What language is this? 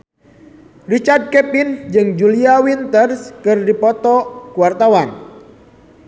Sundanese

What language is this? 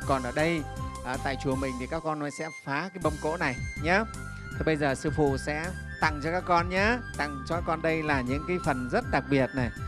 Vietnamese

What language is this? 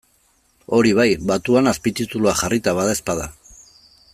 Basque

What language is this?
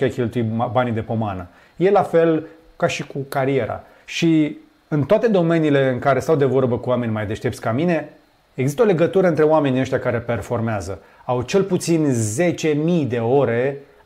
Romanian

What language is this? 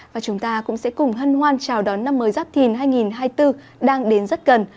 Vietnamese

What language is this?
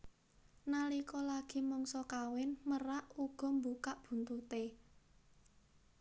Javanese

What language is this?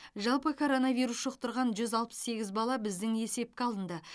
Kazakh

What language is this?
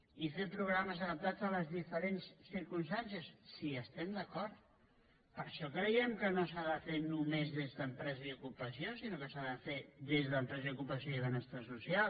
Catalan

